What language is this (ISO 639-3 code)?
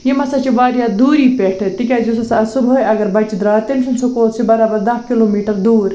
kas